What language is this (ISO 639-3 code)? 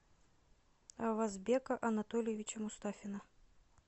rus